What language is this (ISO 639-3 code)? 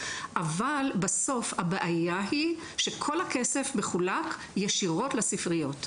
heb